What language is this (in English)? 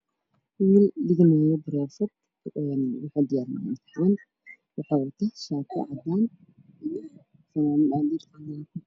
Somali